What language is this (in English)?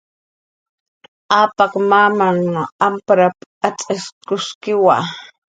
Jaqaru